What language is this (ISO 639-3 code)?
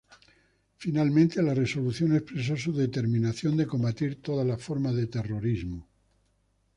spa